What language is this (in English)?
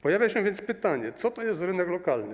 Polish